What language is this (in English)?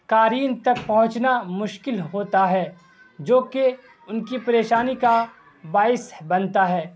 Urdu